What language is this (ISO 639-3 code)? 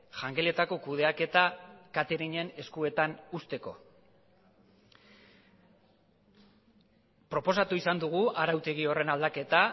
eus